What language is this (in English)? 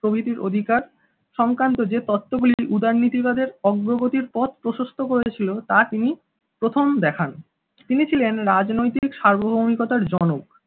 Bangla